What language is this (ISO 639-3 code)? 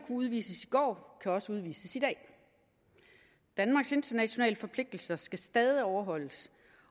dan